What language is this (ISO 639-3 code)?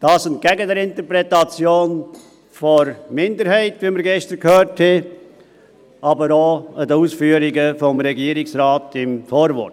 gsw